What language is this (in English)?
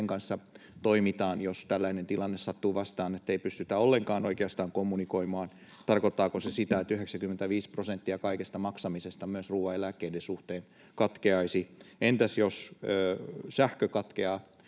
Finnish